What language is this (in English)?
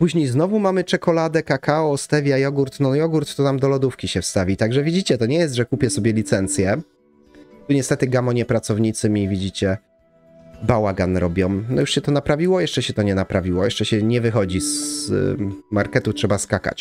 Polish